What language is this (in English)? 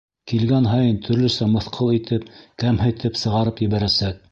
Bashkir